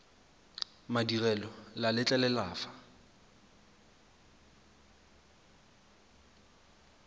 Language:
Tswana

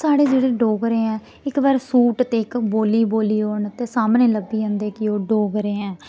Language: Dogri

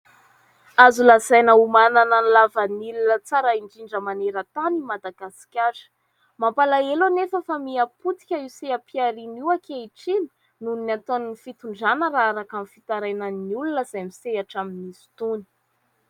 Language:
Malagasy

